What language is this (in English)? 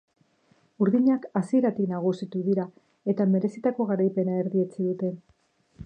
Basque